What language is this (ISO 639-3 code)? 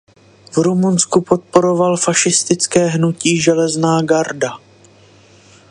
ces